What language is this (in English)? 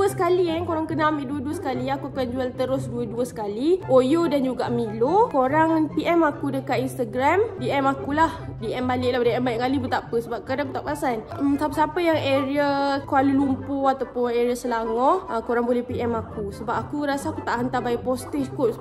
Malay